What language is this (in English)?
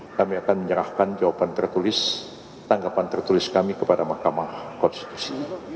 Indonesian